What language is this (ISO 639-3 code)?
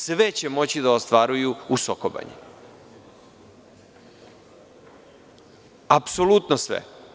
srp